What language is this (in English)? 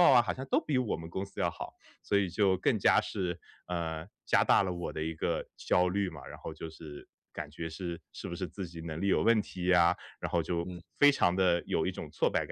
Chinese